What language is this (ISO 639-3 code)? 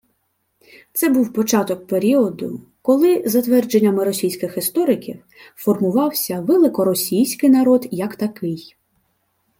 ukr